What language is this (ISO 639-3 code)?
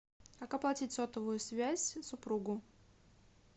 rus